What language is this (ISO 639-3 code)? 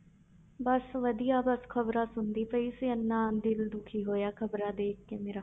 pan